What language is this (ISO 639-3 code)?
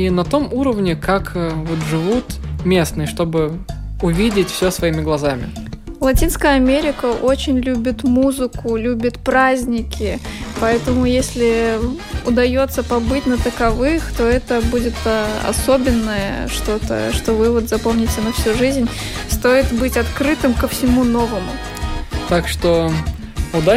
rus